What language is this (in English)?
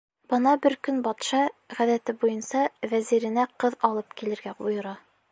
Bashkir